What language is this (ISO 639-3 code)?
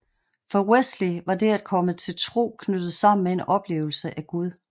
dan